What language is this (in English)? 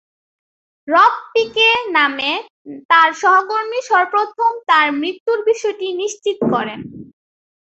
Bangla